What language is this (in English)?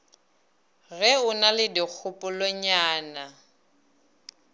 Northern Sotho